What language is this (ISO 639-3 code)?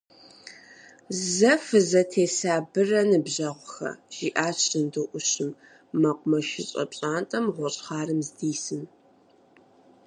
kbd